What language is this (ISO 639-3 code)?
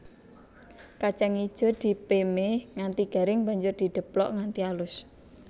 jav